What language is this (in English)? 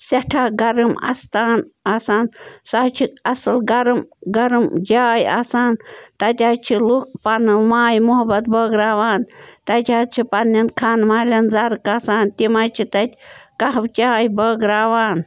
Kashmiri